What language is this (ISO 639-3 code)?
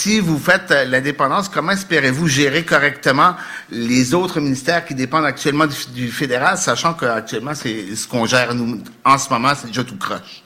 fra